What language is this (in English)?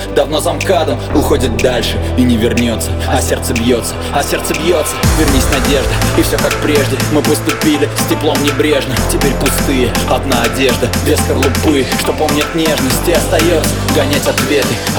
Russian